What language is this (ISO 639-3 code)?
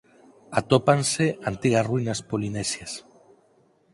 glg